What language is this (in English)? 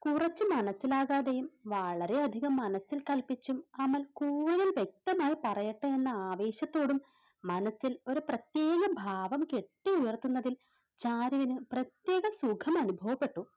Malayalam